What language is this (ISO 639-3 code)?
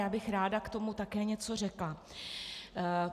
ces